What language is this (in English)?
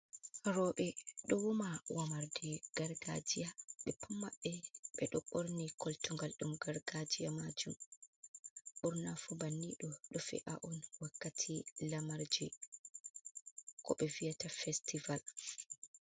Fula